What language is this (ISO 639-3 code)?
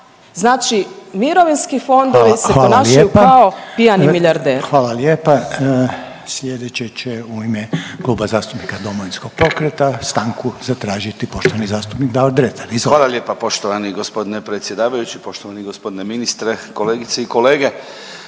hrv